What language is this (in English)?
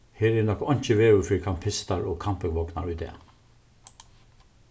Faroese